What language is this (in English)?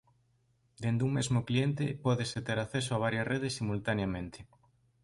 Galician